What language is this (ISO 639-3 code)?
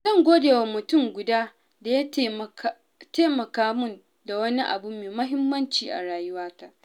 hau